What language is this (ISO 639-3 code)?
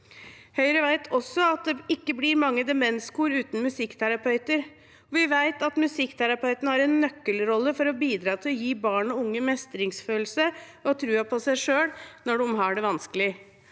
nor